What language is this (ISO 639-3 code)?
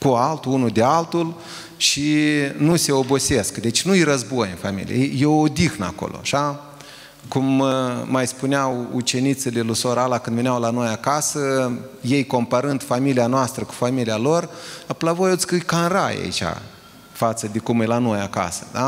ron